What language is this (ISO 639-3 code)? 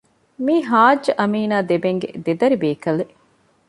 div